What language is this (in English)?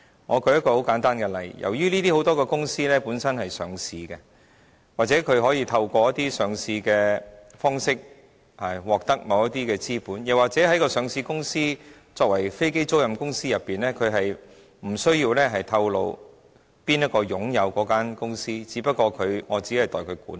Cantonese